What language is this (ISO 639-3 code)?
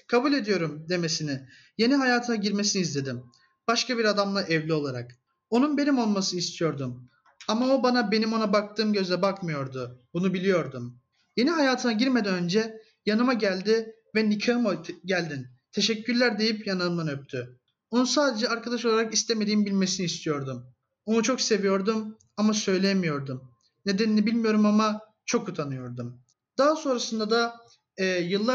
tur